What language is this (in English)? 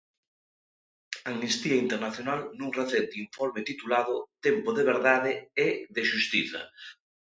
Galician